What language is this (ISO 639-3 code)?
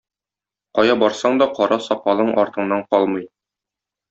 tat